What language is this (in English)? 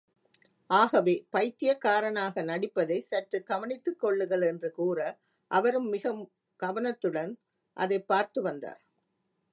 Tamil